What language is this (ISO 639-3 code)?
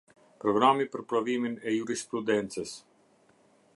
sqi